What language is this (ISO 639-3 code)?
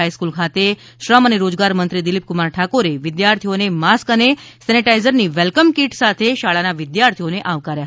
guj